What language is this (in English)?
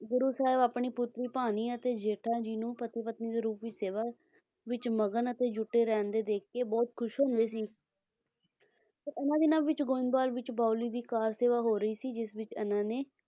Punjabi